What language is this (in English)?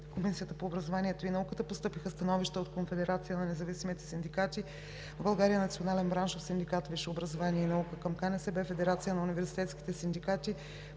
Bulgarian